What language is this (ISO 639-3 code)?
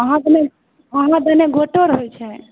mai